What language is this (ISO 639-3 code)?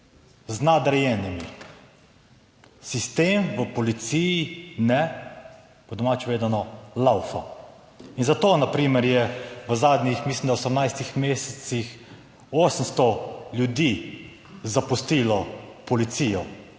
slv